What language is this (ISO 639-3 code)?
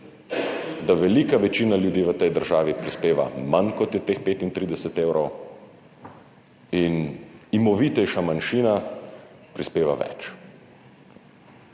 slv